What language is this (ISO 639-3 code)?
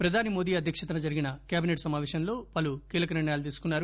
tel